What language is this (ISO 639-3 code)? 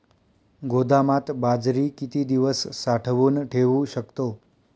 mar